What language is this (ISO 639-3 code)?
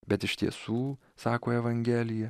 lit